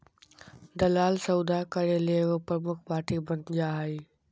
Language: Magahi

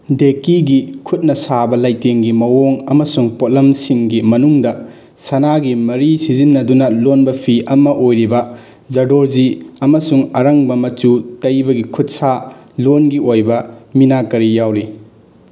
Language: Manipuri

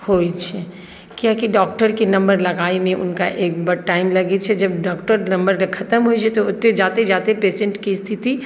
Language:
Maithili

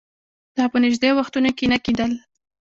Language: Pashto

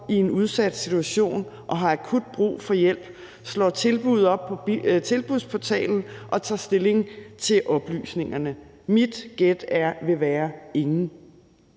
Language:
Danish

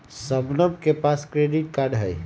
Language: Magahi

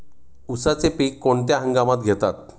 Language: Marathi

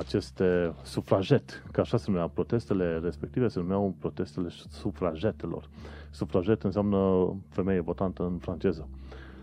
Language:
Romanian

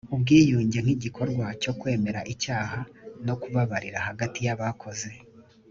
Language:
Kinyarwanda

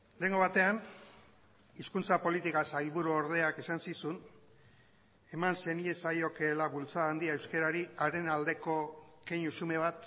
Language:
Basque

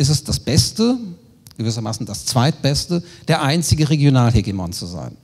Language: German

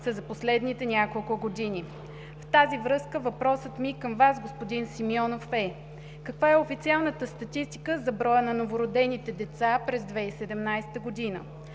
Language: Bulgarian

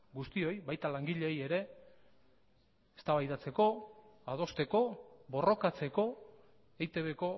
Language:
Basque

